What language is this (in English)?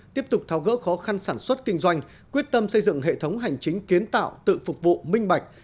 Vietnamese